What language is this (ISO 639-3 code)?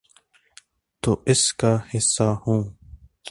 urd